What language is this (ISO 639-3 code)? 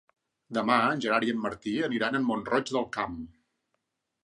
cat